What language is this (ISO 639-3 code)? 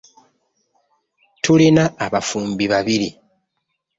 lug